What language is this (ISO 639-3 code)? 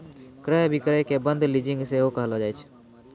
mai